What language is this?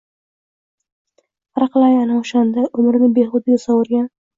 Uzbek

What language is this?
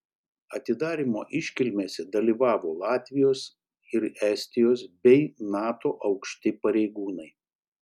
Lithuanian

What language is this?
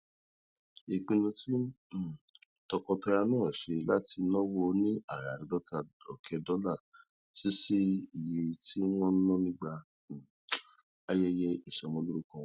Yoruba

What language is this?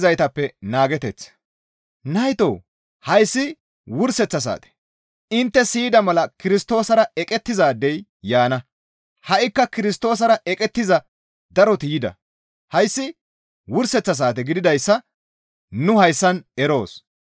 Gamo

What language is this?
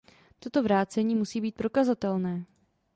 Czech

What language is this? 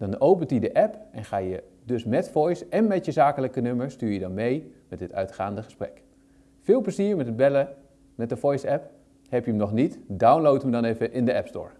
Dutch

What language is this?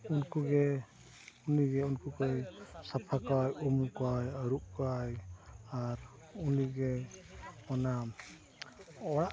Santali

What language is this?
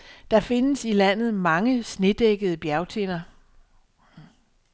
Danish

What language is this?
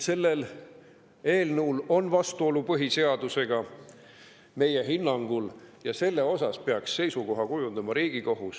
Estonian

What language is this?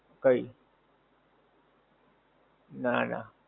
Gujarati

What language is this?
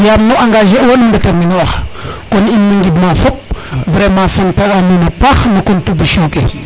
Serer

